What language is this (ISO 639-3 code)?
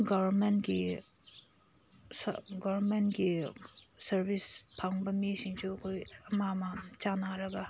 mni